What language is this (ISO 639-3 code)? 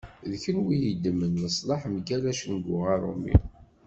kab